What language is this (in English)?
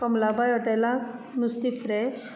Konkani